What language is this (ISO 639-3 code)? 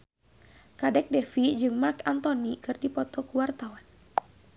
sun